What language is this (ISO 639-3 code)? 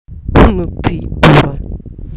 rus